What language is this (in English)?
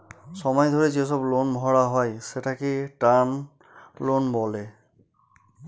Bangla